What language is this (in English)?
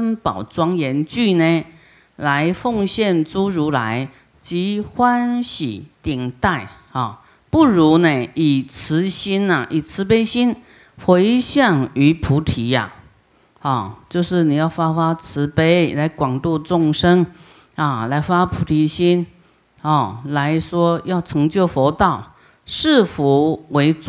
Chinese